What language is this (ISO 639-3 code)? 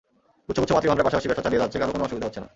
ben